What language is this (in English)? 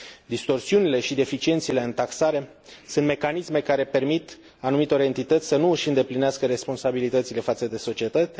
Romanian